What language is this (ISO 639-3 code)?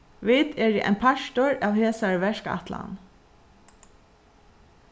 fao